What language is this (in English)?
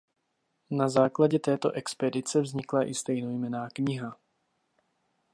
Czech